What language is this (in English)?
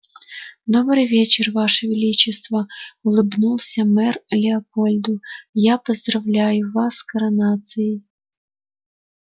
Russian